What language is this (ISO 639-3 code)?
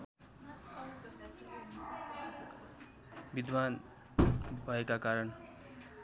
nep